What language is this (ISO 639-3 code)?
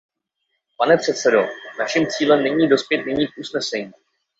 ces